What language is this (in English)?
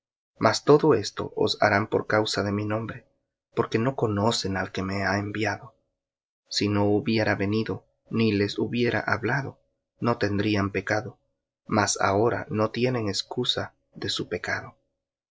Spanish